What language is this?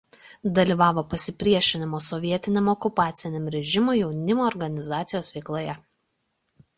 Lithuanian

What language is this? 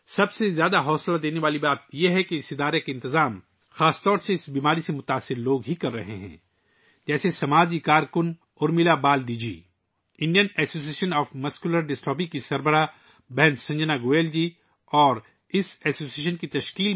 Urdu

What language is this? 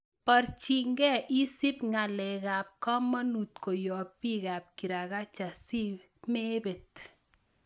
Kalenjin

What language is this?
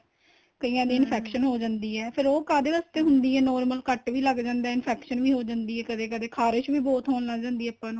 Punjabi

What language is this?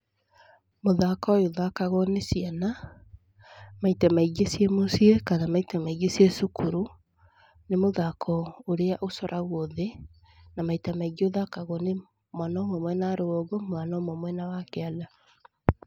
Kikuyu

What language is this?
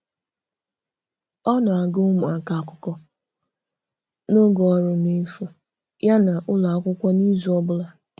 Igbo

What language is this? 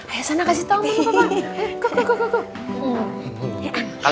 Indonesian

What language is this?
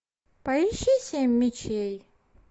Russian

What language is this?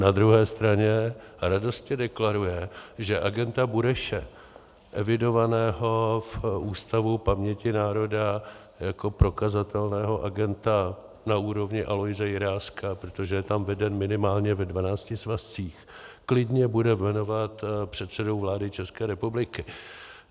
Czech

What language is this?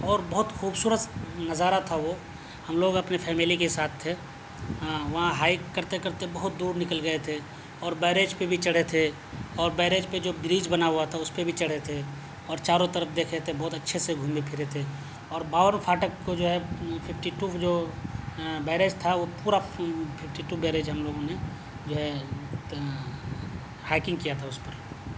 Urdu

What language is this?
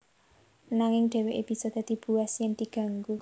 Javanese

